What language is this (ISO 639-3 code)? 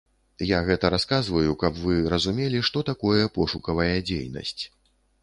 bel